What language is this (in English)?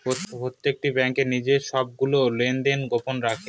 Bangla